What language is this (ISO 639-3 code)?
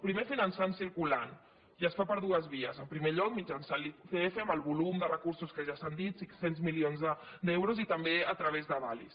cat